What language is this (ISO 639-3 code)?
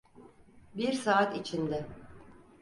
tur